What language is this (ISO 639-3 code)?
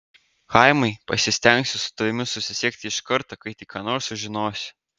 lit